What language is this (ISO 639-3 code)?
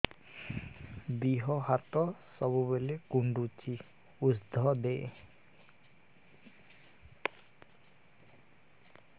ori